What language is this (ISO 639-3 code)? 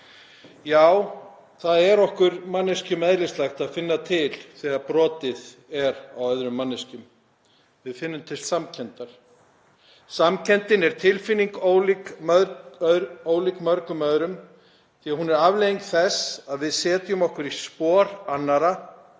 isl